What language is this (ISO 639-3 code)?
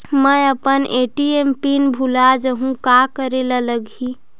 hne